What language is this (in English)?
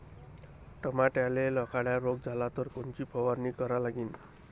Marathi